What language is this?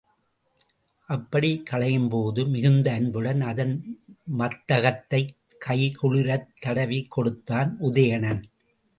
Tamil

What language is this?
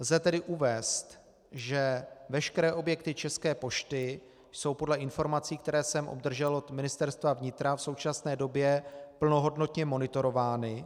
Czech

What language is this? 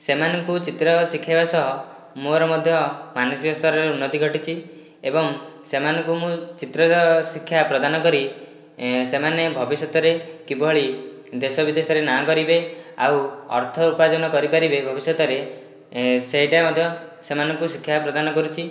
Odia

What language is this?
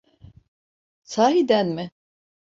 Turkish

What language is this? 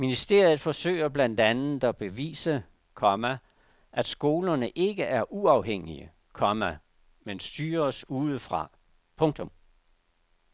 Danish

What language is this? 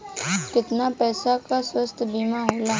Bhojpuri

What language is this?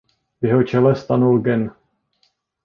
Czech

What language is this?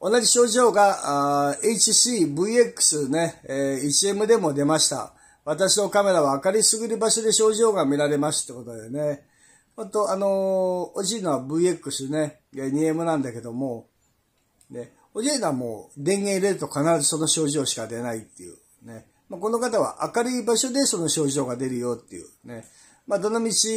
Japanese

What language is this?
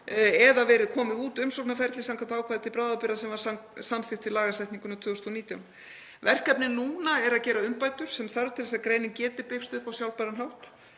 Icelandic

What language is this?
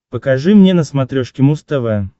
Russian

